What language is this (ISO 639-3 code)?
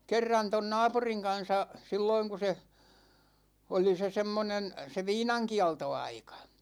fin